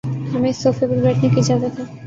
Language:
Urdu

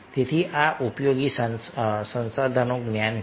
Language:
Gujarati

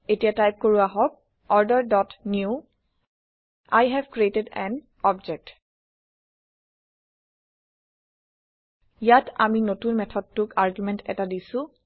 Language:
Assamese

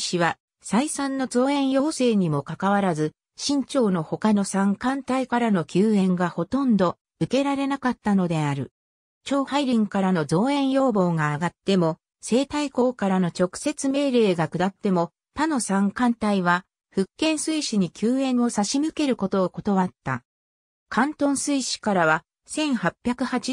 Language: Japanese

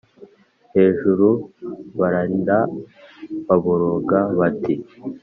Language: Kinyarwanda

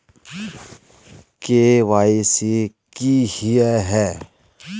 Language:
Magahi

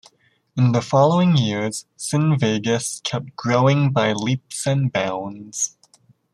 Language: English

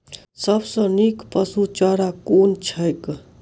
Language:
Maithili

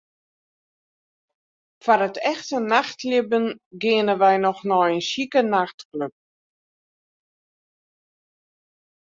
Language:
Western Frisian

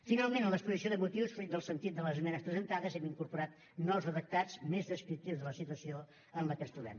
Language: Catalan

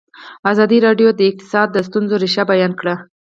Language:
Pashto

